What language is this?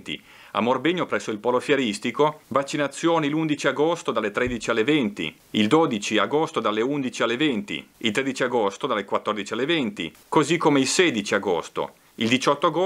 Italian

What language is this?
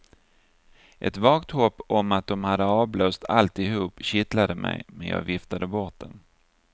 Swedish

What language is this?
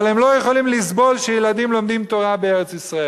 Hebrew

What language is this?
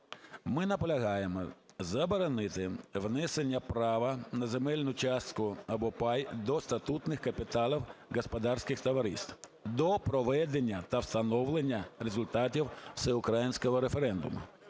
Ukrainian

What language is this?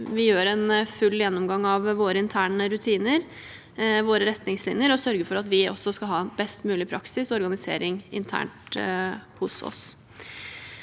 Norwegian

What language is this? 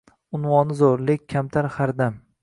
Uzbek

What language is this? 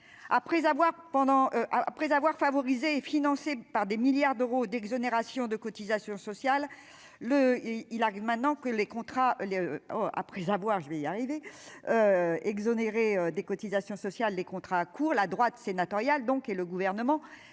French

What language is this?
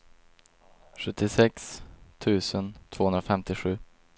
Swedish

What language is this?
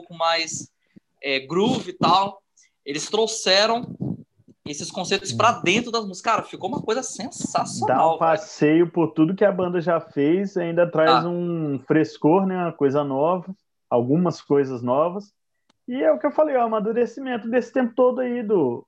Portuguese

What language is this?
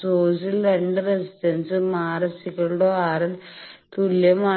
Malayalam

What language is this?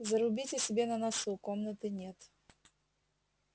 Russian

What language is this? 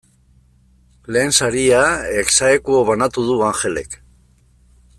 Basque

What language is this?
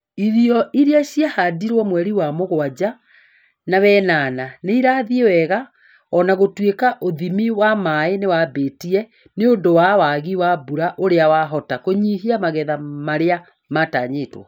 Kikuyu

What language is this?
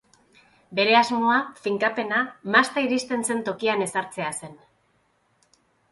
Basque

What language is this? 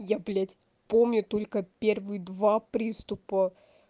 Russian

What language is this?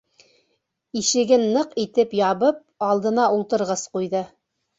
Bashkir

